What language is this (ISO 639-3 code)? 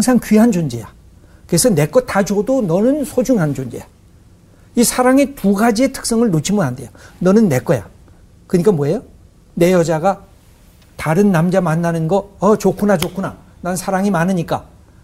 kor